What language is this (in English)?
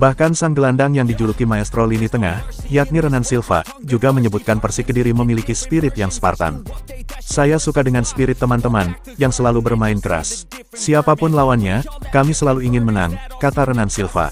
Indonesian